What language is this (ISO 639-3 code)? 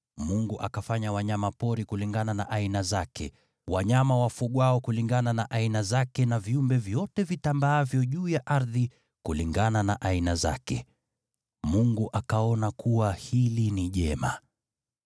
swa